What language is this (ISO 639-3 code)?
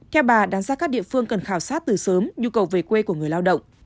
vie